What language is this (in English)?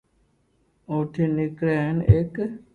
Loarki